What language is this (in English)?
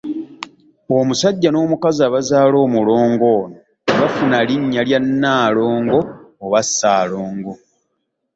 Ganda